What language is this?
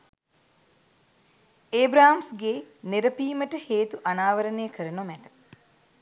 Sinhala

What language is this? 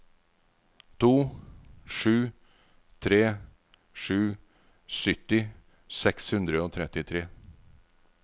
Norwegian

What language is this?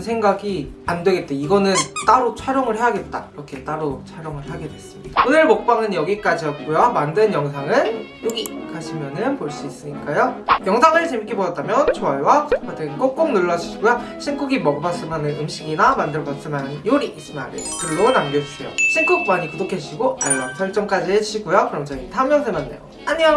Korean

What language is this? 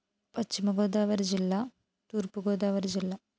Telugu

